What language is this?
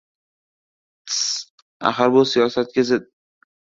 Uzbek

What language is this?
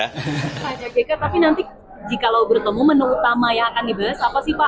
Indonesian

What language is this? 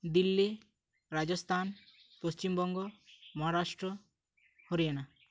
Santali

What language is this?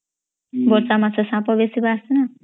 Odia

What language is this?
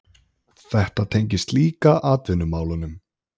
Icelandic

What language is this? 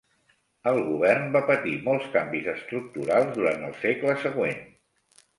Catalan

